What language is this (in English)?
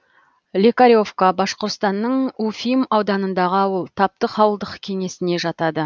Kazakh